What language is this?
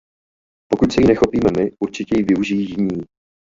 Czech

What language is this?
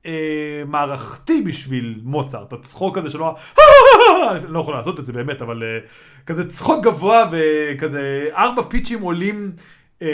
Hebrew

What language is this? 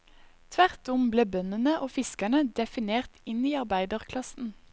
Norwegian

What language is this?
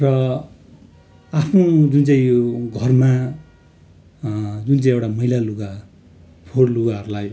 Nepali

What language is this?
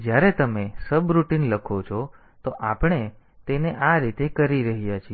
Gujarati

